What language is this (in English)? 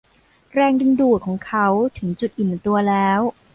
Thai